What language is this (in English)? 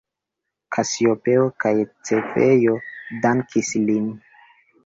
Esperanto